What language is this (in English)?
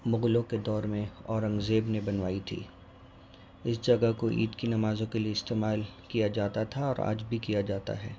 Urdu